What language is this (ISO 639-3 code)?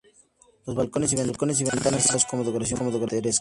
spa